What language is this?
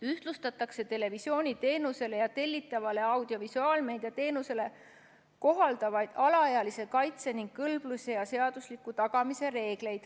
Estonian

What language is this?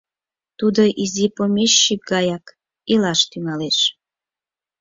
Mari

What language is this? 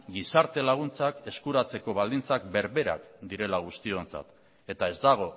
Basque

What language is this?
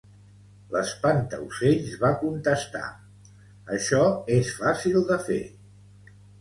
Catalan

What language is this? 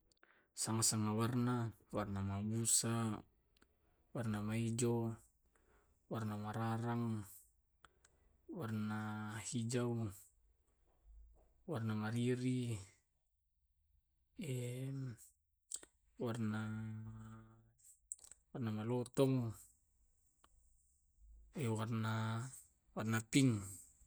Tae'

